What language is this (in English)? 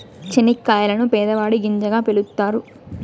Telugu